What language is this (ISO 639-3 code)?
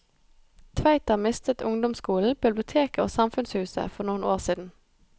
nor